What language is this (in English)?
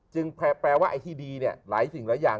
Thai